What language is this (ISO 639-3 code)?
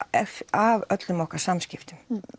isl